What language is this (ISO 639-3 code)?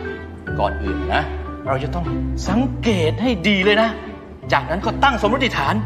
tha